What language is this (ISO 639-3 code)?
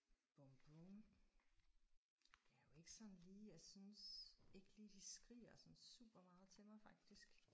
dan